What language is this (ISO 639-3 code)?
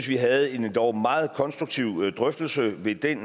dan